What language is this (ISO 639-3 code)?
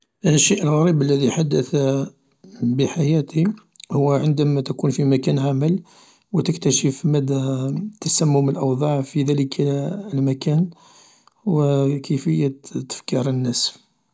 arq